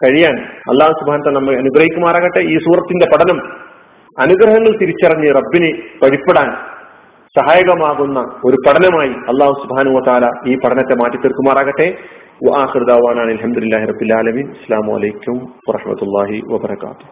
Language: Malayalam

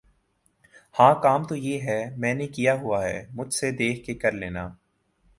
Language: Urdu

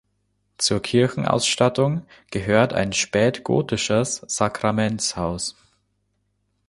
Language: German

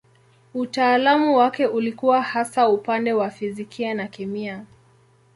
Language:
Swahili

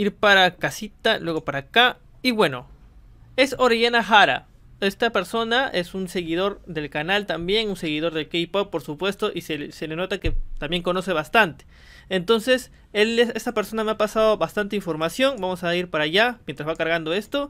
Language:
Spanish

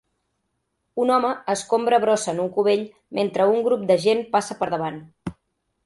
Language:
Catalan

